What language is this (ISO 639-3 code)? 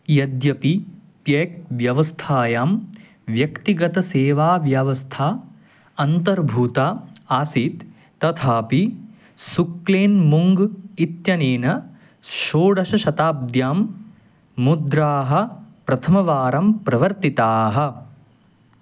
san